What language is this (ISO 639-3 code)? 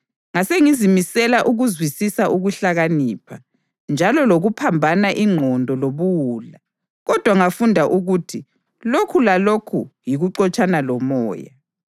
nde